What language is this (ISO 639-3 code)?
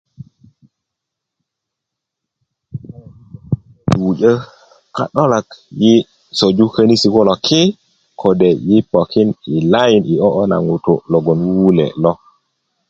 ukv